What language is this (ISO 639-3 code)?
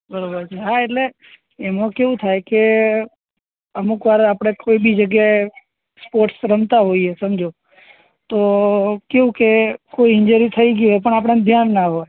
guj